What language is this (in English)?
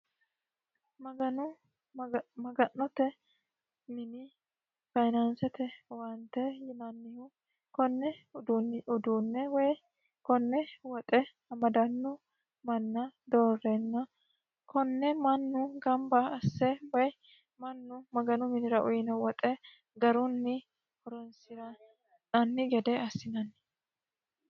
Sidamo